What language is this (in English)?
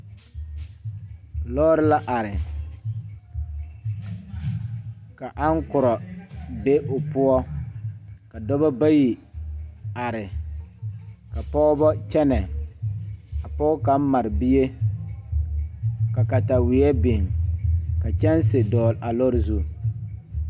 Southern Dagaare